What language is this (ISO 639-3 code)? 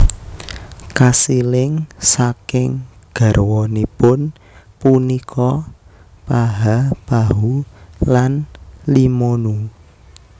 jav